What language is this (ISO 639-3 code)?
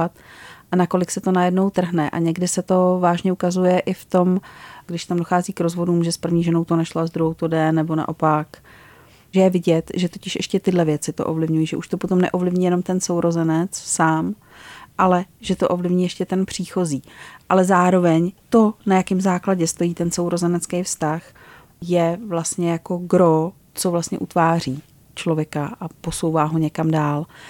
ces